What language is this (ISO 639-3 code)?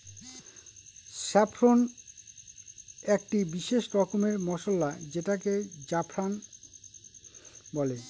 ben